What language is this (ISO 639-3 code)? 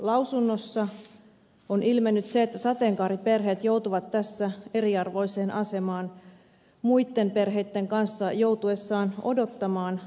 fin